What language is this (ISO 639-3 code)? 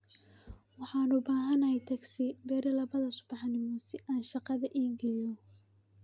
som